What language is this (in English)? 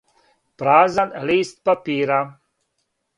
Serbian